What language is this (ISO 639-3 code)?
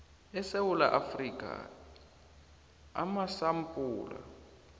nbl